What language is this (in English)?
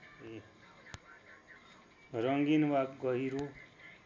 Nepali